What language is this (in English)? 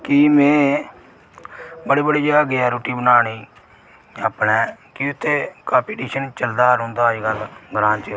Dogri